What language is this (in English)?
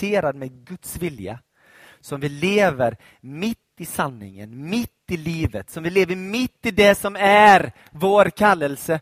Swedish